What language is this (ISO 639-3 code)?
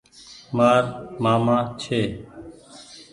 gig